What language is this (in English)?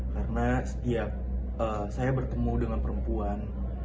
Indonesian